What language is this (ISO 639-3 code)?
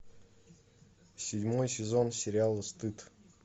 rus